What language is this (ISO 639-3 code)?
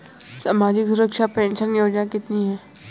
hin